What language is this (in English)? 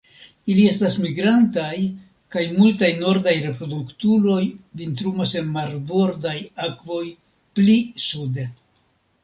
Esperanto